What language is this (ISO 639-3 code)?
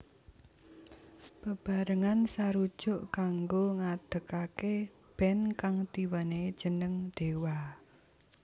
jav